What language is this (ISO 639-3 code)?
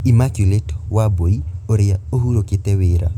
kik